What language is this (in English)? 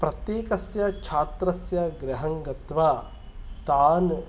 Sanskrit